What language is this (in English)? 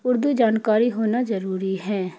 Urdu